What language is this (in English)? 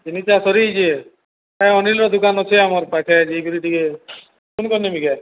Odia